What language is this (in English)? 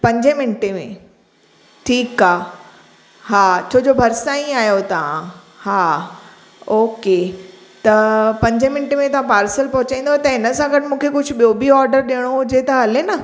Sindhi